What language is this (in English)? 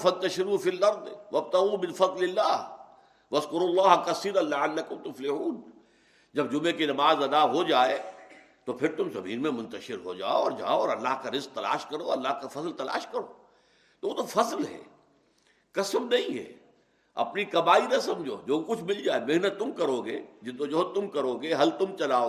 Urdu